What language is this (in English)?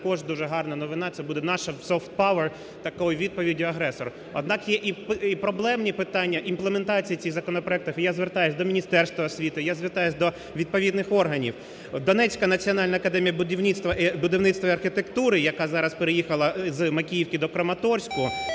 Ukrainian